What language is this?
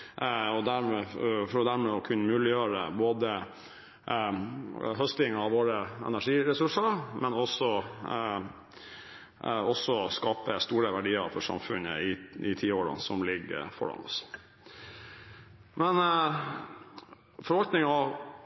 Norwegian Bokmål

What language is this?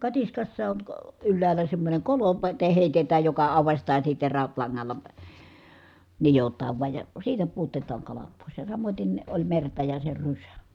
Finnish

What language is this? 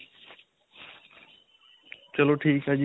Punjabi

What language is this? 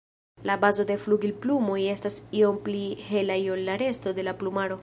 Esperanto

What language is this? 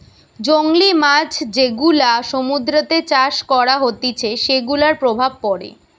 Bangla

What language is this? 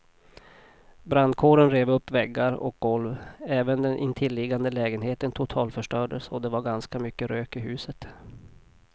Swedish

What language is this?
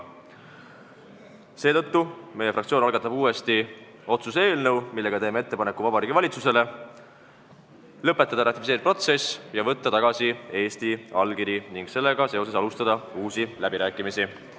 Estonian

